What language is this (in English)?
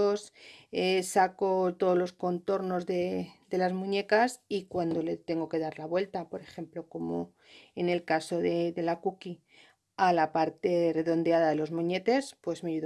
Spanish